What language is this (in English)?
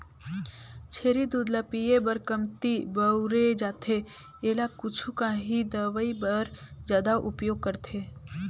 Chhattisgarhi